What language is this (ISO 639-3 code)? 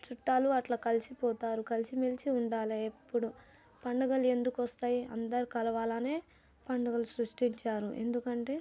tel